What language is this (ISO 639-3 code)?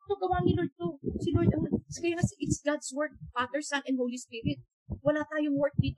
fil